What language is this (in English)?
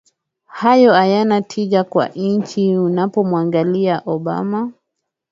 Swahili